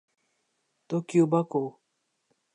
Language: Urdu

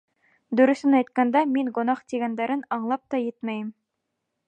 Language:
Bashkir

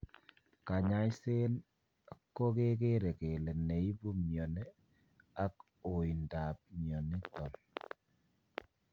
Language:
Kalenjin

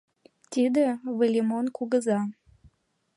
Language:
Mari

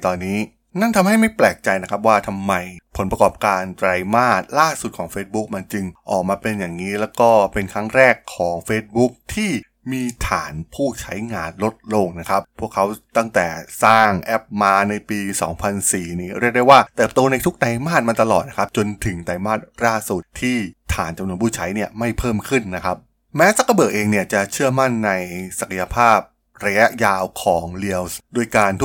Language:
Thai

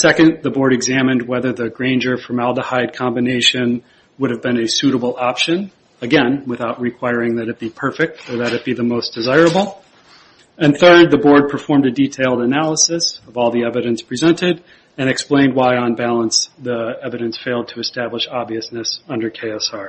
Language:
English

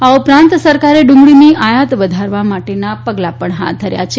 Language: Gujarati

